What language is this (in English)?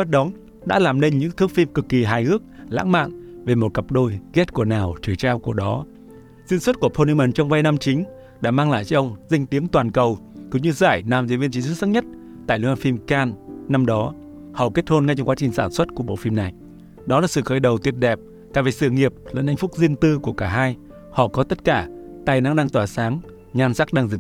Vietnamese